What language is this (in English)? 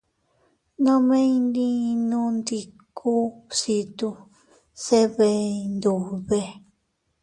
Teutila Cuicatec